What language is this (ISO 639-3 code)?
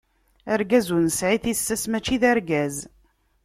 kab